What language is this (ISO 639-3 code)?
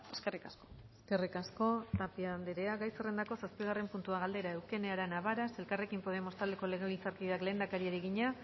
eus